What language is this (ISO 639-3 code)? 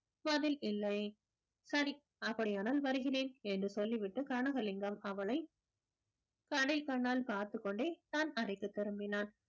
tam